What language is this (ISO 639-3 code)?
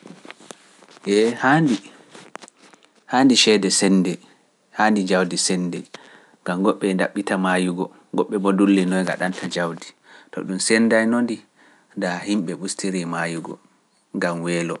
fuf